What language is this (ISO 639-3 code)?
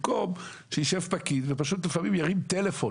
heb